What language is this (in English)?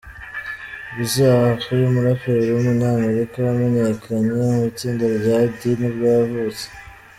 Kinyarwanda